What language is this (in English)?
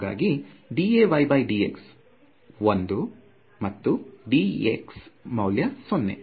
Kannada